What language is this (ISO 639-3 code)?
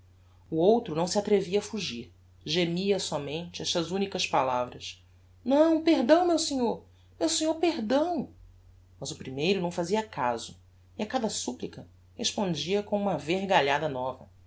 por